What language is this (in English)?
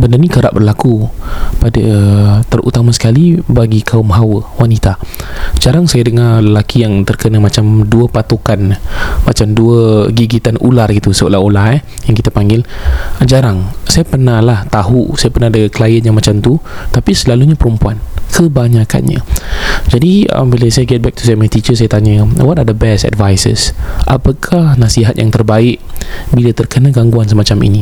Malay